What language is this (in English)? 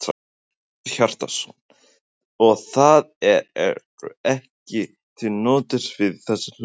Icelandic